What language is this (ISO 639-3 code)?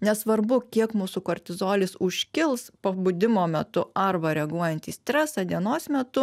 lit